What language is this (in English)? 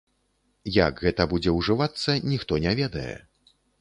Belarusian